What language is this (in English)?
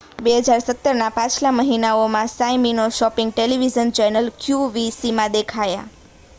Gujarati